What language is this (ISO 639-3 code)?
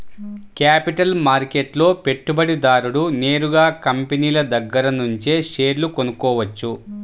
tel